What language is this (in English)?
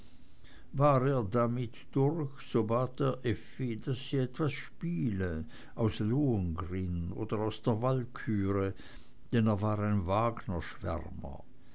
German